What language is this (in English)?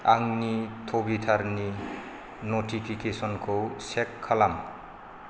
Bodo